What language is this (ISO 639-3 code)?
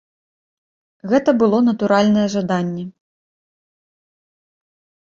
bel